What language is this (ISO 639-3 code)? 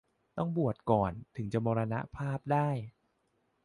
tha